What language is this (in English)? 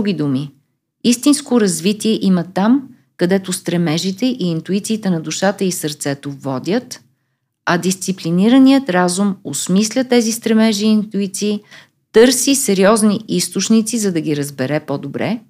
Bulgarian